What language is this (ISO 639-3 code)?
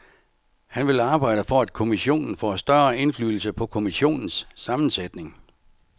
dan